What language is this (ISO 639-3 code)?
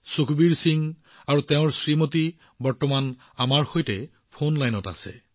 asm